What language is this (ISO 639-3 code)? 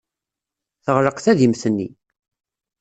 kab